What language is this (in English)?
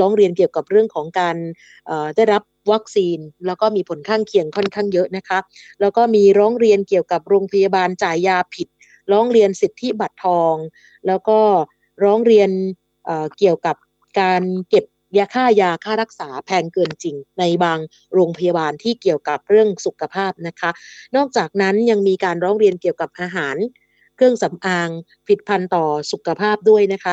Thai